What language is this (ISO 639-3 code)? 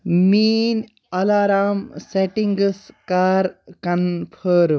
kas